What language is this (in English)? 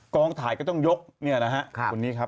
Thai